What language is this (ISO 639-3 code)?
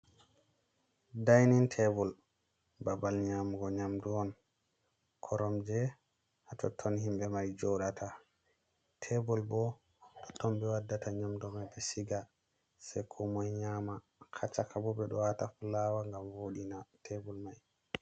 ful